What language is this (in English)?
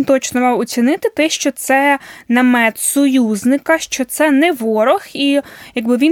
Ukrainian